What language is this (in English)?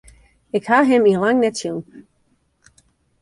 Western Frisian